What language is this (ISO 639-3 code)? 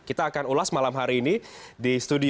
ind